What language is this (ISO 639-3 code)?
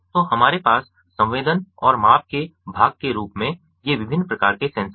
hin